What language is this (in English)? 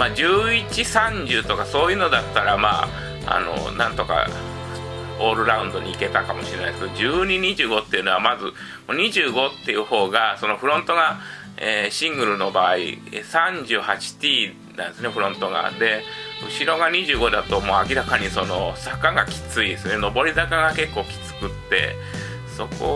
Japanese